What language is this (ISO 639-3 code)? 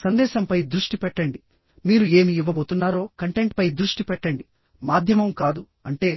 tel